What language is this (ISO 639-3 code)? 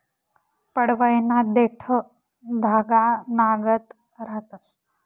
mar